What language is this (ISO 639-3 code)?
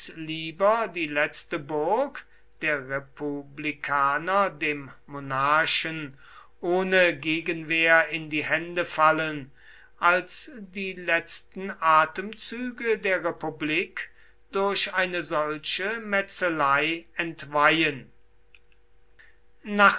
deu